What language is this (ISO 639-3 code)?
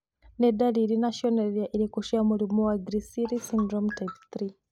kik